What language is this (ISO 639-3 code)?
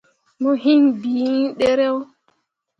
mua